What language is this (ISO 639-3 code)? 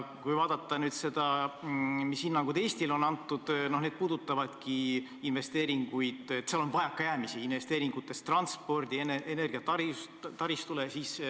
est